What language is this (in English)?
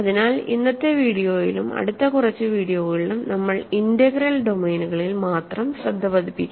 Malayalam